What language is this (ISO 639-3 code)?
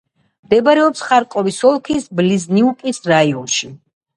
kat